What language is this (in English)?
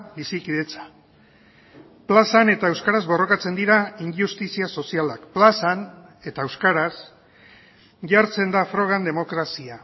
Basque